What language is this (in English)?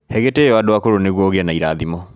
Kikuyu